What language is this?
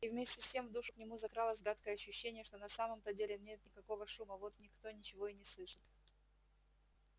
Russian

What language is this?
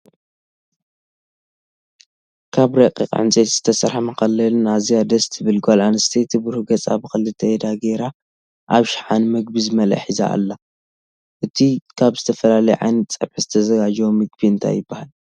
Tigrinya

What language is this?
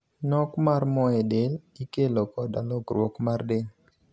Luo (Kenya and Tanzania)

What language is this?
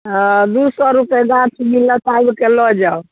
Maithili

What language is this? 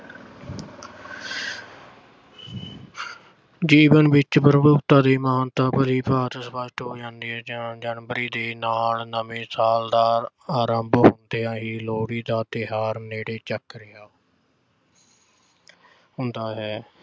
Punjabi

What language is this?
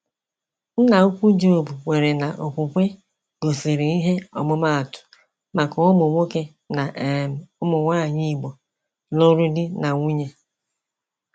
Igbo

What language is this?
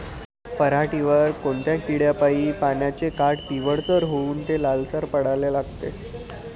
Marathi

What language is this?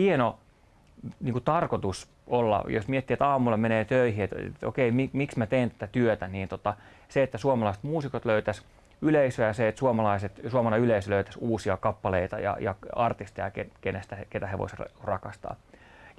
Finnish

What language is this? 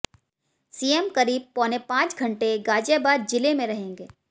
Hindi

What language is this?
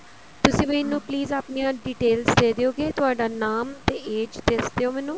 Punjabi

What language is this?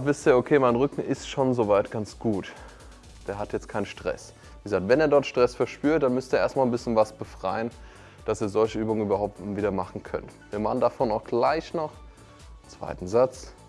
German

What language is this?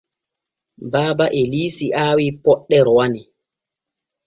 Borgu Fulfulde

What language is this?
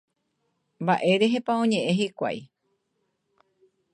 Guarani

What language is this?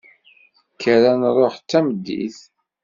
Kabyle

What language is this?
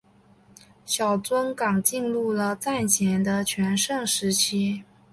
Chinese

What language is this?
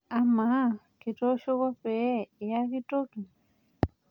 Masai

